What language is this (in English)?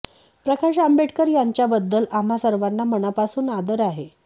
Marathi